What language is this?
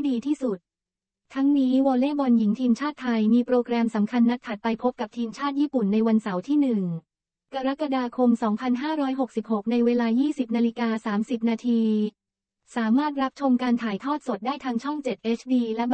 Thai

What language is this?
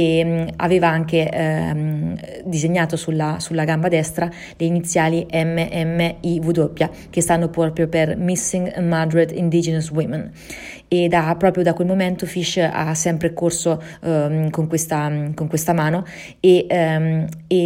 Italian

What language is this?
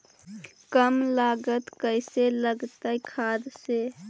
Magahi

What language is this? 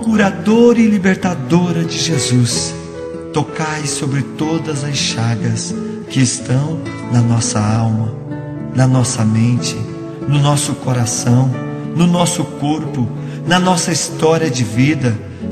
Portuguese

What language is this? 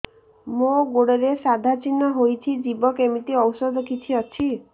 Odia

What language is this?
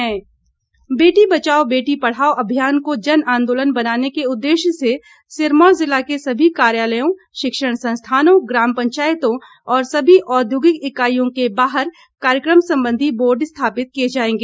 Hindi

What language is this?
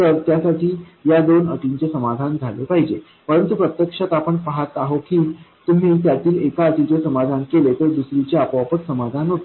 Marathi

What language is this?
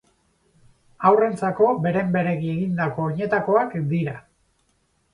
Basque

